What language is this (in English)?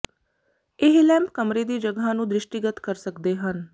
Punjabi